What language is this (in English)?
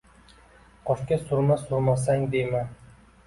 Uzbek